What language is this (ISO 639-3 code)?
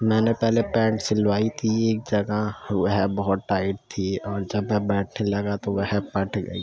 urd